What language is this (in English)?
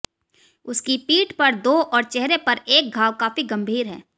Hindi